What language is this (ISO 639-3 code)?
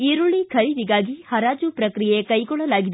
kan